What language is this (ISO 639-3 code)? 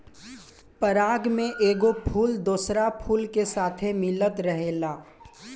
bho